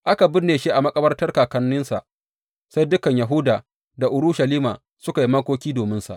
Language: Hausa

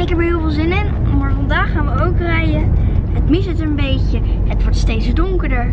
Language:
Dutch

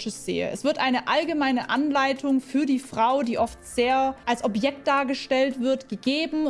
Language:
German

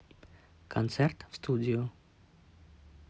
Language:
Russian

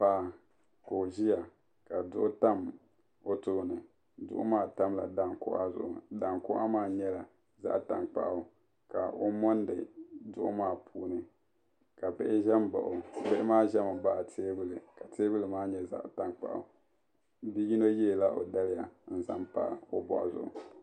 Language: Dagbani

